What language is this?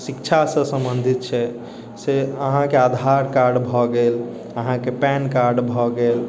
Maithili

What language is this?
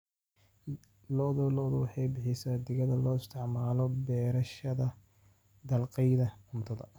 Somali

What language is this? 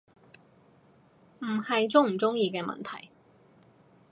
Cantonese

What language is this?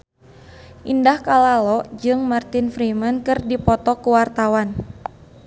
Sundanese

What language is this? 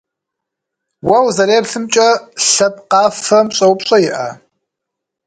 Kabardian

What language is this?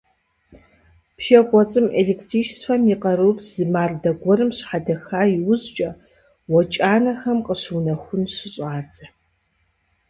Kabardian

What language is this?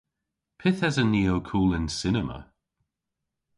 Cornish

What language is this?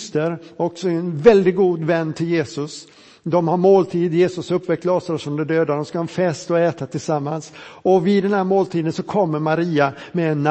Swedish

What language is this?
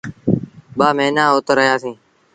Sindhi Bhil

